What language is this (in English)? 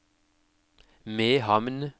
Norwegian